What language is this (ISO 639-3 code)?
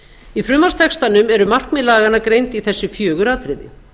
isl